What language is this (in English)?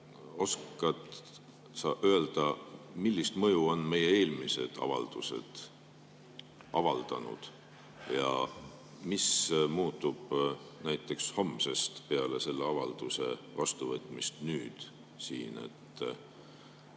Estonian